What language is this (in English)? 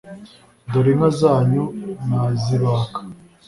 Kinyarwanda